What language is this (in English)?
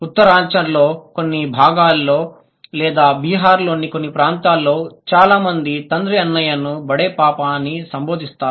Telugu